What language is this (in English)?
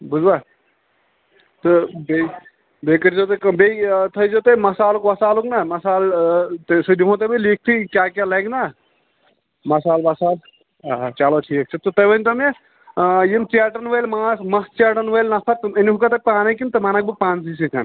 Kashmiri